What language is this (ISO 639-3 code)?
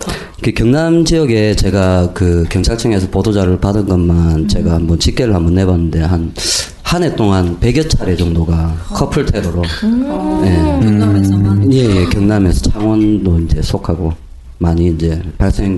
kor